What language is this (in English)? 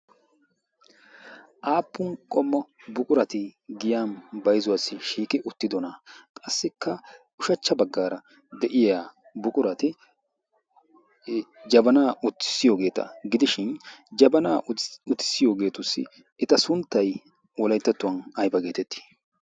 Wolaytta